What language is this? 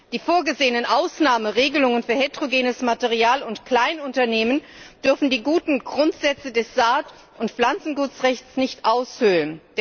German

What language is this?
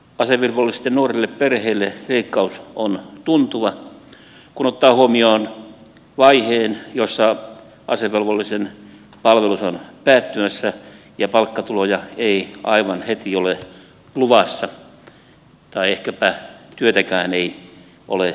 Finnish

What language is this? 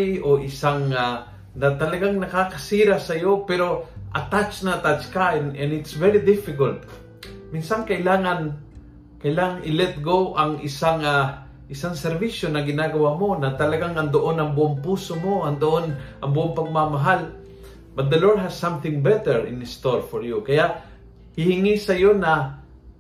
Filipino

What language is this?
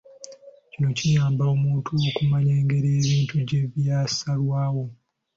Ganda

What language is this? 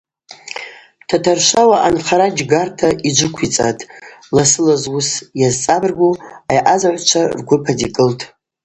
Abaza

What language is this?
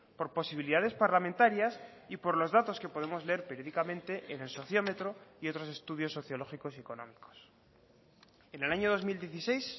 Spanish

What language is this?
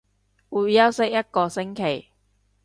Cantonese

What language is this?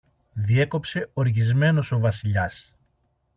Greek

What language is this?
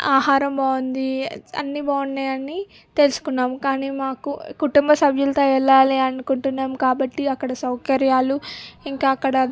Telugu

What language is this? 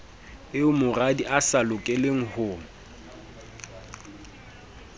Southern Sotho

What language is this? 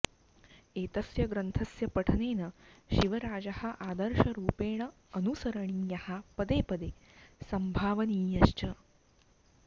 Sanskrit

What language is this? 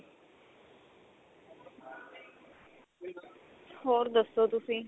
Punjabi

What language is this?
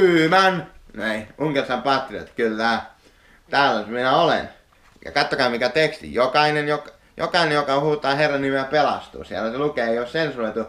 Finnish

